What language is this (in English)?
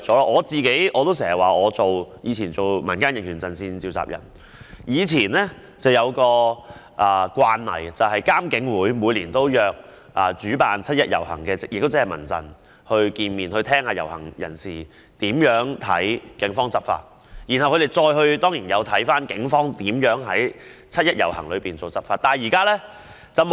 Cantonese